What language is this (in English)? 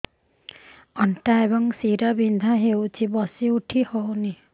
Odia